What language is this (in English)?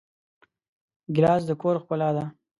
Pashto